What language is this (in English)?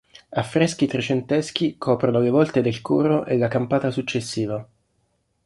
Italian